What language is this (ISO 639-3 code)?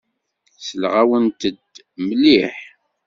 kab